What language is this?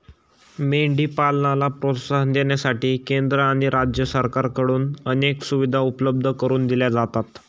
Marathi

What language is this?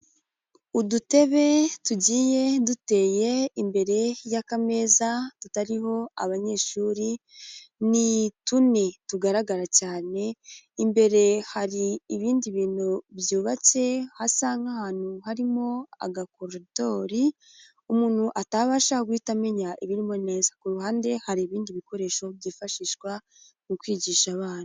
Kinyarwanda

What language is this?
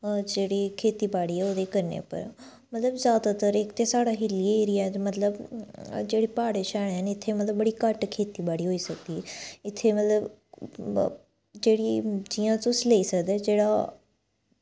Dogri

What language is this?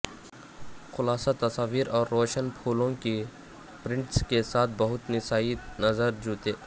Urdu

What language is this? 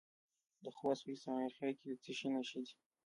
Pashto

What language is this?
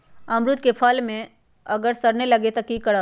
Magahi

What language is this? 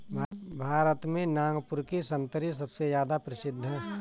Hindi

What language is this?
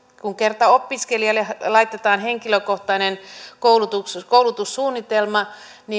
Finnish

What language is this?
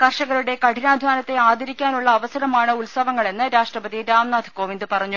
Malayalam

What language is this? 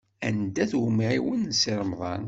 Kabyle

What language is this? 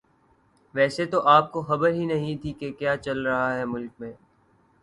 Urdu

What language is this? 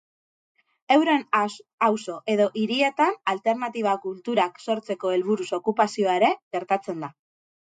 Basque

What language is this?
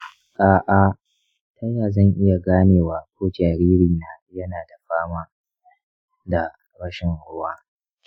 Hausa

